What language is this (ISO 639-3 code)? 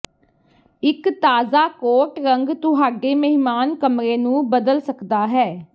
pan